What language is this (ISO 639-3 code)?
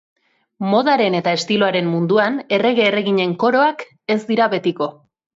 eus